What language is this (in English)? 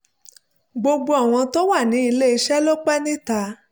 Yoruba